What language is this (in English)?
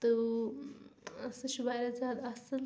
Kashmiri